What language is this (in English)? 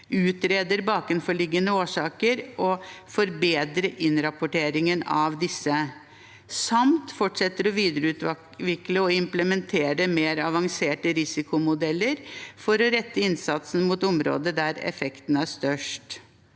Norwegian